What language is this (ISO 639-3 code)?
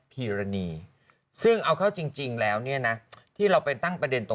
tha